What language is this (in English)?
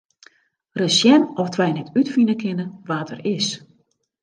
Western Frisian